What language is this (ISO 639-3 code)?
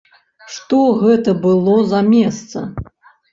bel